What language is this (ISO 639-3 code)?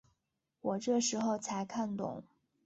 zho